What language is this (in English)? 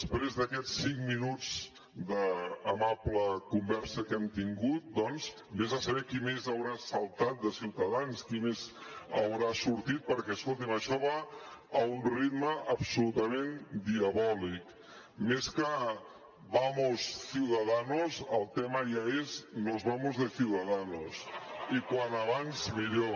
Catalan